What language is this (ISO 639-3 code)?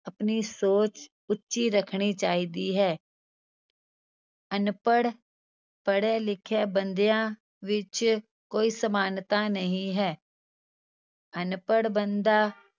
pan